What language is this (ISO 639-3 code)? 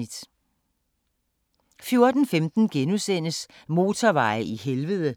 dan